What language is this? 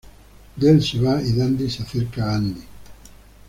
Spanish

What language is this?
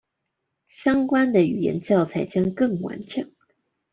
Chinese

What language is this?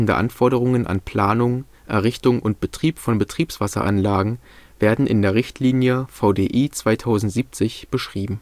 German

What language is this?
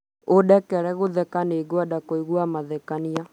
Kikuyu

